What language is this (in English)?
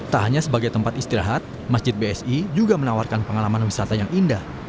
Indonesian